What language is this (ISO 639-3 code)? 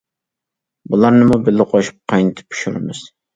uig